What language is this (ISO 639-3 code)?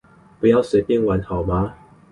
zho